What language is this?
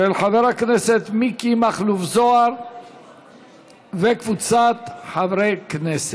Hebrew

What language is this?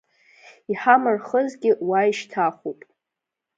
Abkhazian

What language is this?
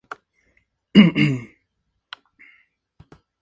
Spanish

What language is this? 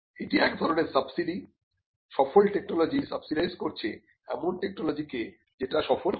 Bangla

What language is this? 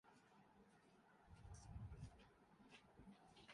Urdu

